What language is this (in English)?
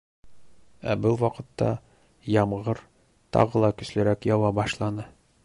Bashkir